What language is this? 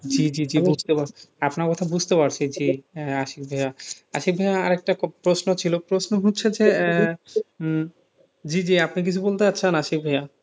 Bangla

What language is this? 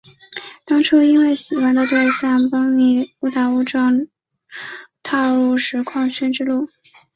Chinese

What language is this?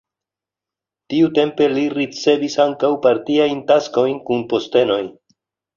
Esperanto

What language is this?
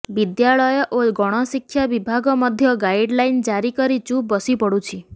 Odia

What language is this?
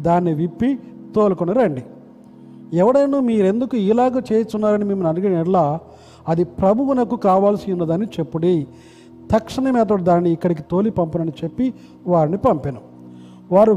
Telugu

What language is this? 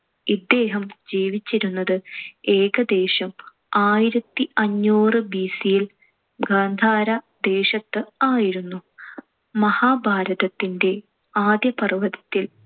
Malayalam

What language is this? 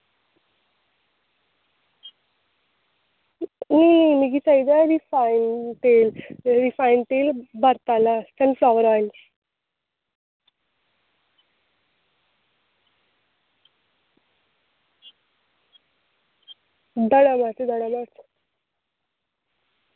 Dogri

